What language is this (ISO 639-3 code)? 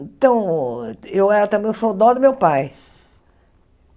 por